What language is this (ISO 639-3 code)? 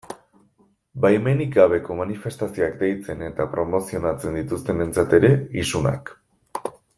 eus